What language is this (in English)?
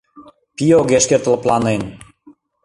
Mari